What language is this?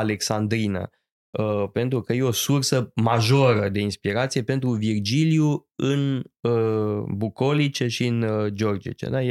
Romanian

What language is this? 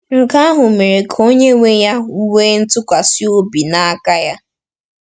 Igbo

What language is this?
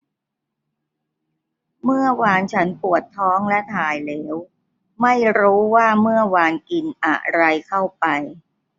Thai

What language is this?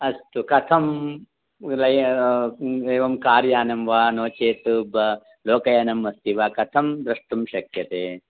Sanskrit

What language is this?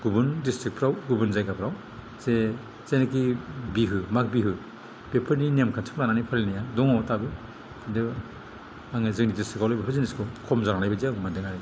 Bodo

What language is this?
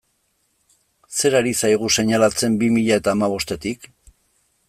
Basque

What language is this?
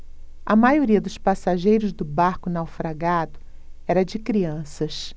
Portuguese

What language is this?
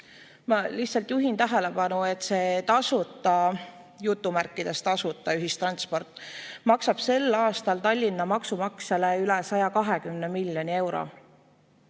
Estonian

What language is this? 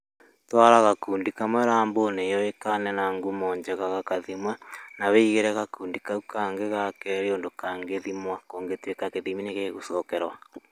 Kikuyu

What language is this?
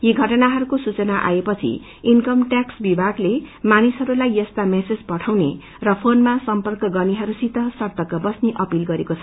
Nepali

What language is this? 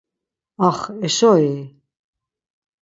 Laz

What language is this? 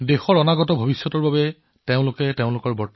Assamese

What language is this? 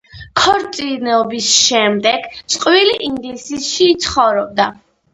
Georgian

